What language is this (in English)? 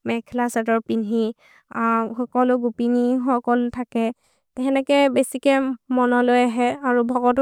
Maria (India)